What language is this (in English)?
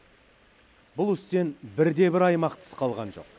Kazakh